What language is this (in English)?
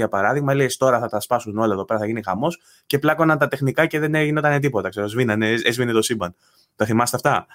Greek